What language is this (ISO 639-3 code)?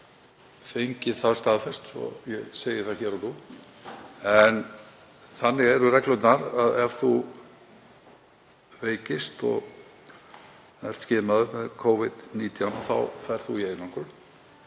isl